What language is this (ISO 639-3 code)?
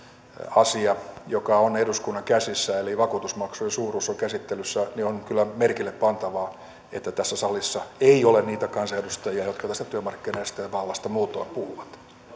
fin